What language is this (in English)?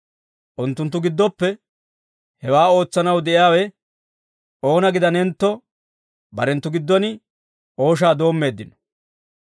Dawro